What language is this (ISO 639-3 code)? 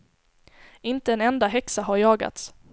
swe